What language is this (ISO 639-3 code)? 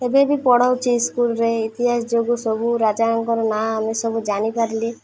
ori